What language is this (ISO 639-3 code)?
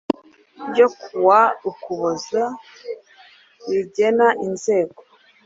kin